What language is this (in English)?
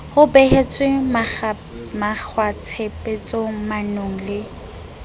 Southern Sotho